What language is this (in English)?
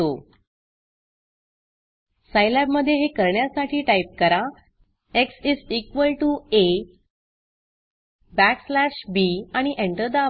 Marathi